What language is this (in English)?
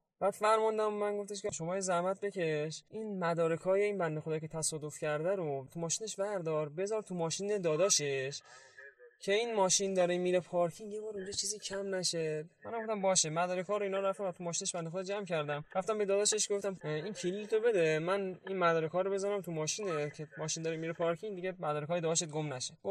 Persian